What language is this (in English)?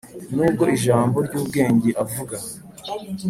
Kinyarwanda